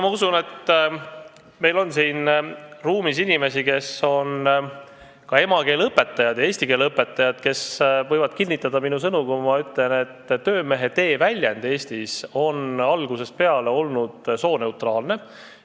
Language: Estonian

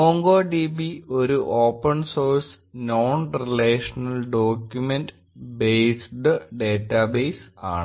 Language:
Malayalam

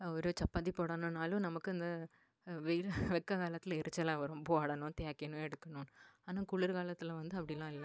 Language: Tamil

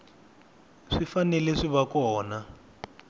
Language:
Tsonga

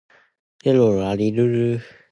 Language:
Cantonese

